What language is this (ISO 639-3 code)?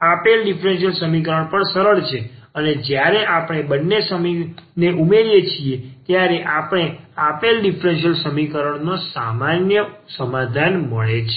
guj